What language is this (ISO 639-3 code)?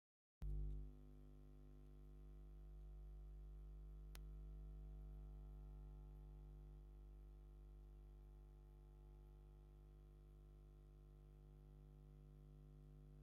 tir